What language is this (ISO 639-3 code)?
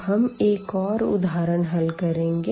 hin